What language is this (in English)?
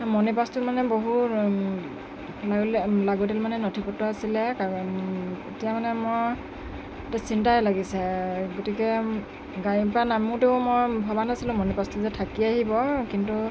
Assamese